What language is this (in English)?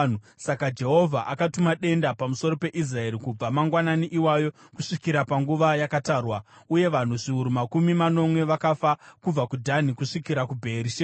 Shona